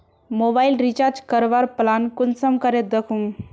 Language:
Magahi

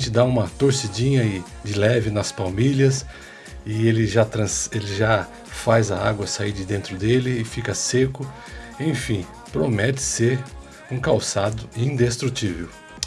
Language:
Portuguese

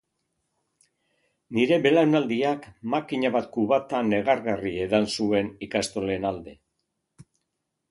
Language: Basque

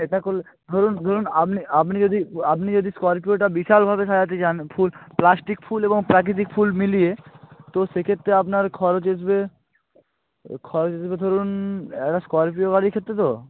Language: Bangla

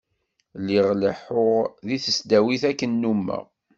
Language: Kabyle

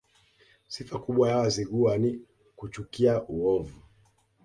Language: Swahili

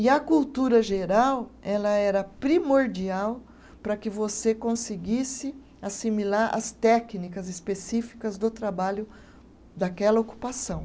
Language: Portuguese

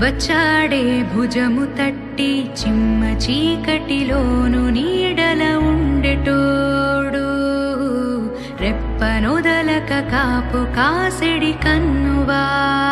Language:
Hindi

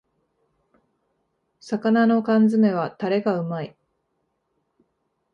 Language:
Japanese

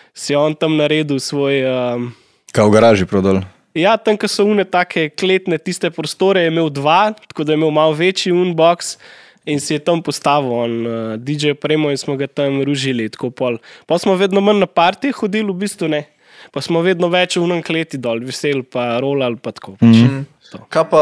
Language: Slovak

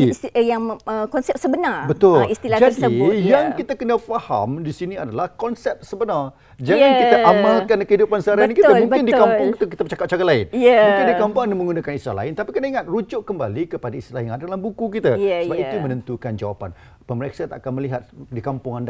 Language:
Malay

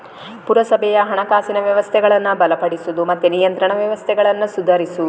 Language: Kannada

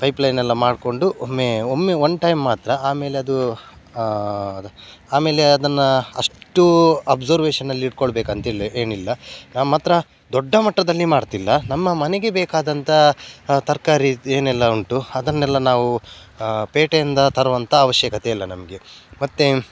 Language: Kannada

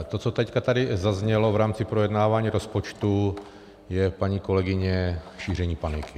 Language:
Czech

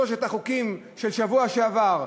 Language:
Hebrew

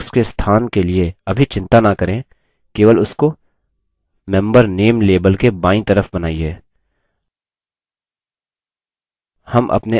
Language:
Hindi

